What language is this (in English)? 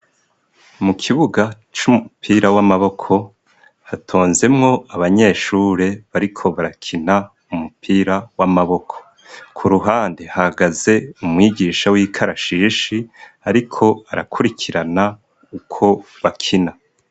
Rundi